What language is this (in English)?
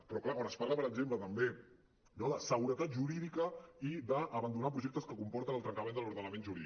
Catalan